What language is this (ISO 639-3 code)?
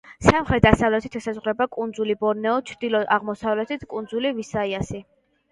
kat